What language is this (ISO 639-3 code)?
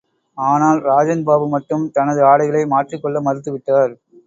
tam